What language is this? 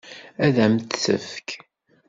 Kabyle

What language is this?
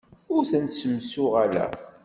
Kabyle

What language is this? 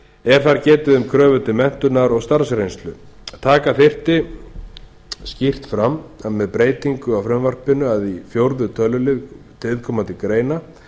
Icelandic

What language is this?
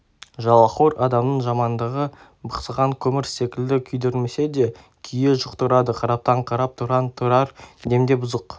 Kazakh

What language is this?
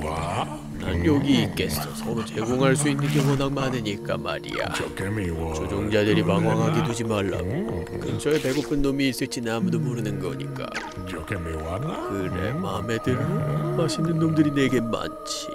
Korean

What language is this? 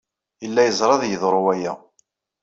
Kabyle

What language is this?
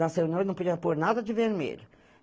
Portuguese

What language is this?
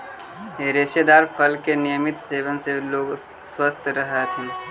Magahi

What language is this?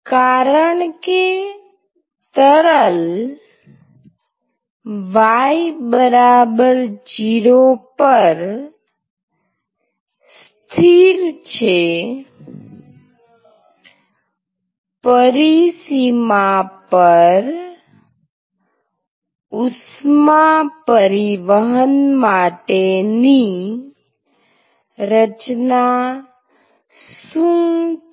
Gujarati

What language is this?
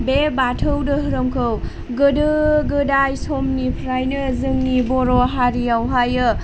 Bodo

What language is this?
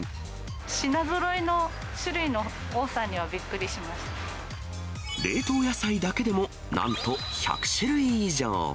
Japanese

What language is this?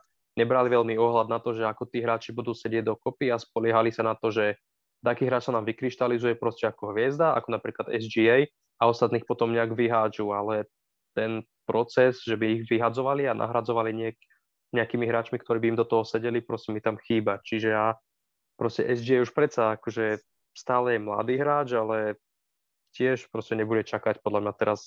Slovak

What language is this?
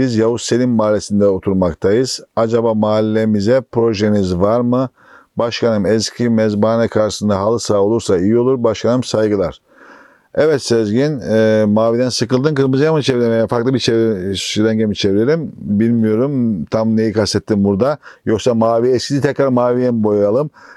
Turkish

